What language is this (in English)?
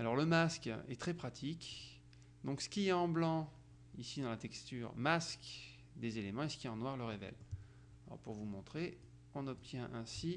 French